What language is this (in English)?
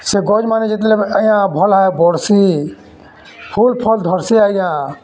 Odia